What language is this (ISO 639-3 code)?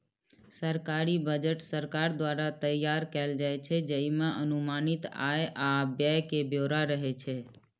mai